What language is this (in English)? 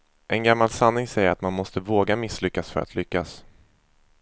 Swedish